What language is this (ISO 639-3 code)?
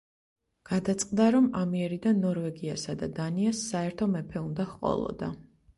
kat